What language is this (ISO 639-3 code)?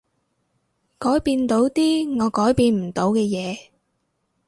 yue